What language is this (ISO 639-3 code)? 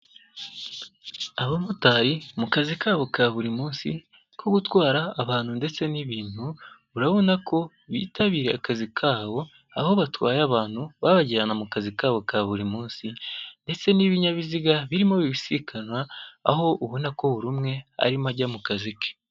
kin